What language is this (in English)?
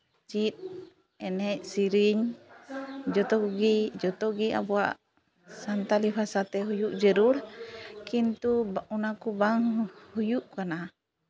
Santali